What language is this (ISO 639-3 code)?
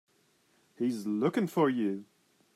eng